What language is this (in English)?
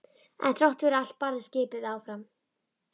Icelandic